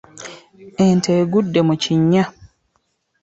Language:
Ganda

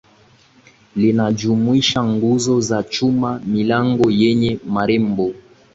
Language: Swahili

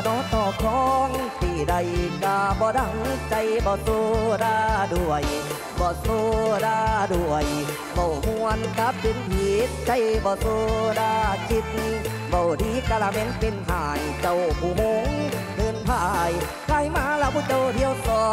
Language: Thai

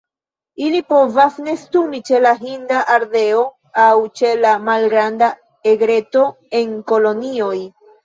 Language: Esperanto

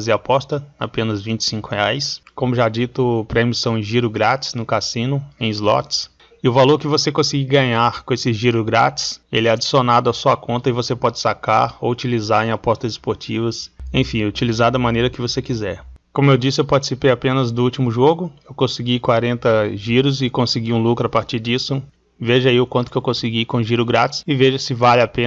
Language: Portuguese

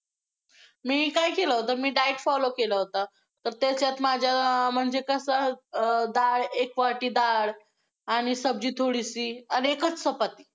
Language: Marathi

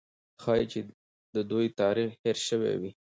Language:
Pashto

